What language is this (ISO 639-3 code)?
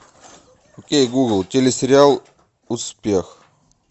rus